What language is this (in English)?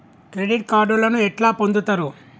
Telugu